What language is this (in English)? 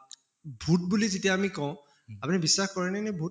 Assamese